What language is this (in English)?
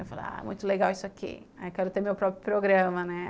Portuguese